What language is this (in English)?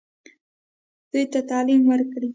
Pashto